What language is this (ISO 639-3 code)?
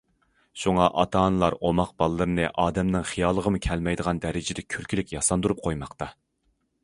uig